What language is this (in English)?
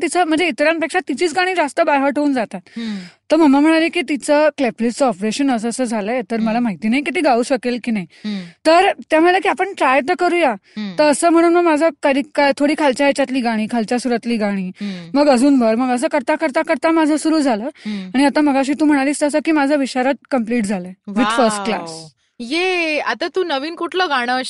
Marathi